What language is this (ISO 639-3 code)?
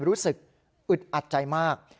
tha